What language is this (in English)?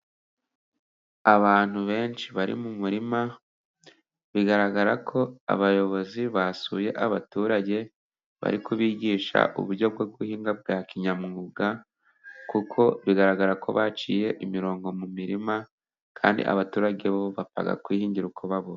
Kinyarwanda